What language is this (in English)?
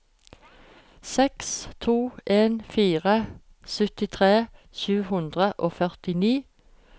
Norwegian